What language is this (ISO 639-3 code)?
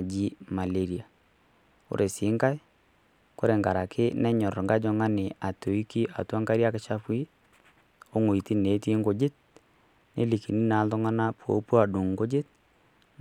mas